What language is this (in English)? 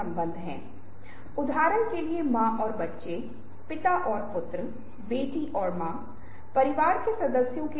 Hindi